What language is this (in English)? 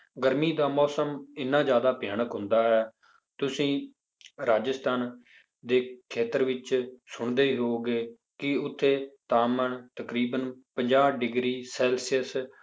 Punjabi